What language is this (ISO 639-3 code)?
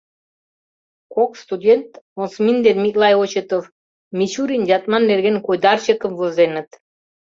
chm